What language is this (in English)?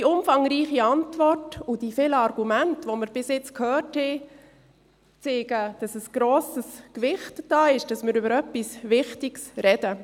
Swiss German